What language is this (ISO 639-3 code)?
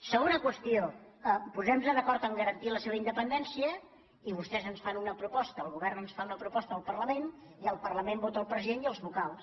cat